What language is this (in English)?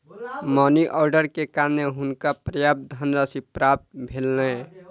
Maithili